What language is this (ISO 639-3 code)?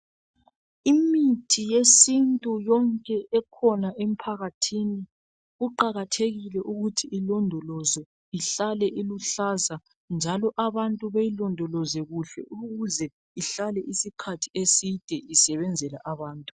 nde